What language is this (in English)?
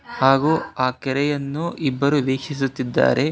Kannada